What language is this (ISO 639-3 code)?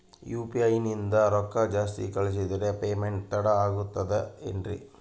kan